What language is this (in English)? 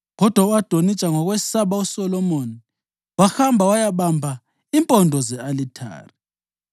North Ndebele